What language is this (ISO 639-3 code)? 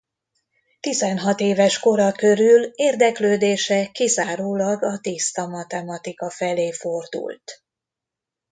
hun